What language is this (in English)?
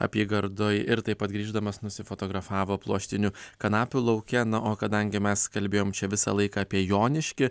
Lithuanian